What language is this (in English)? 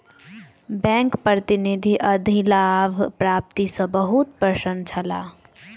Maithili